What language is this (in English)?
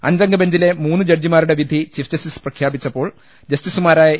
Malayalam